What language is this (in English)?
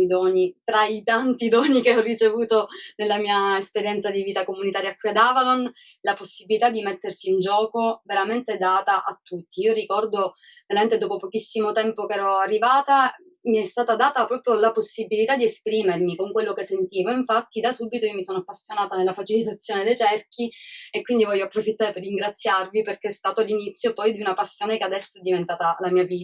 Italian